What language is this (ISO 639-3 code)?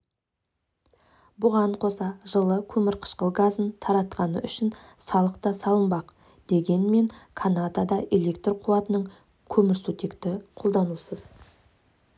kaz